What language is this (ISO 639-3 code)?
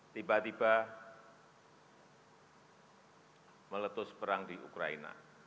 ind